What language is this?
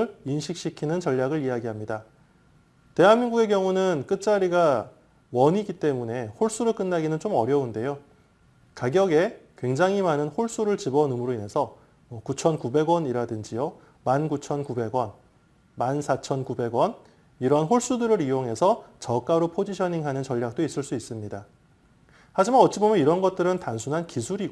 Korean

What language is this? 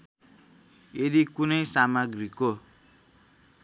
Nepali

